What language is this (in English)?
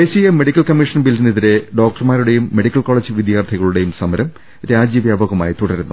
Malayalam